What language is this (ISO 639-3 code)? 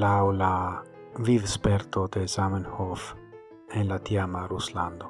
ita